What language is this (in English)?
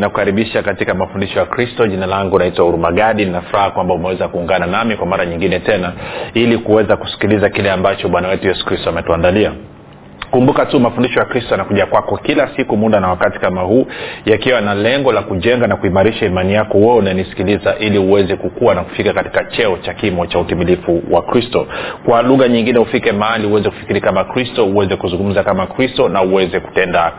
Swahili